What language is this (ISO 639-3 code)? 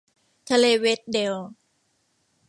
tha